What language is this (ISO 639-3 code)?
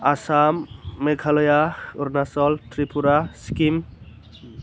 brx